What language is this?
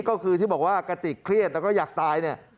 Thai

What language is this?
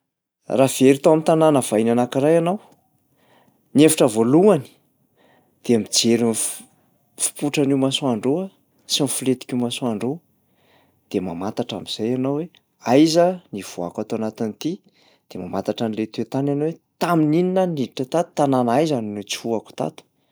Malagasy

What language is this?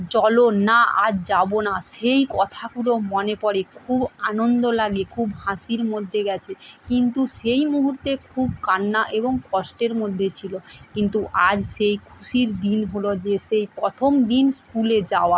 Bangla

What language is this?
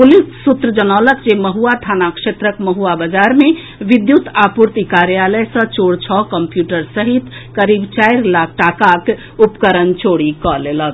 Maithili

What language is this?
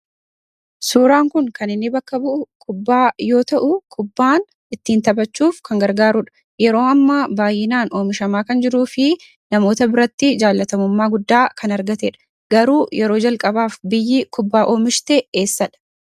Oromo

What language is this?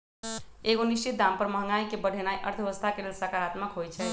Magahi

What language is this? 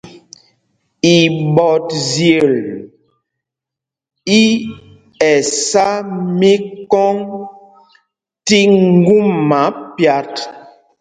Mpumpong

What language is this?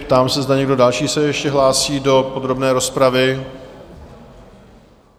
Czech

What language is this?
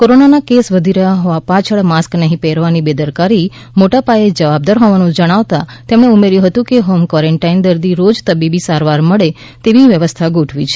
Gujarati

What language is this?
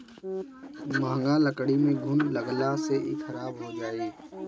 Bhojpuri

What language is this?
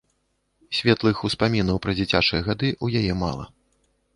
Belarusian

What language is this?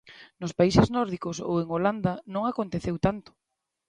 Galician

